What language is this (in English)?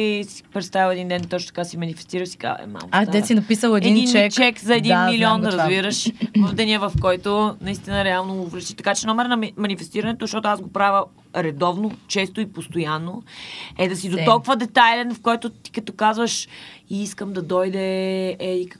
Bulgarian